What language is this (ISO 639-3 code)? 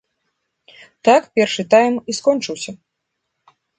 bel